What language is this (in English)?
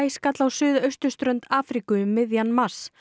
Icelandic